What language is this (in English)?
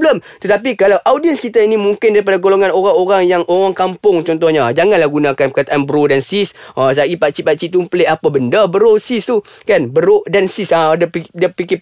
Malay